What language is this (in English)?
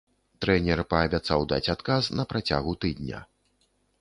Belarusian